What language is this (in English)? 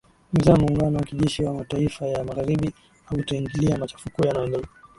Swahili